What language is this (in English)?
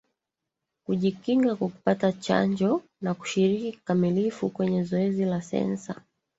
Swahili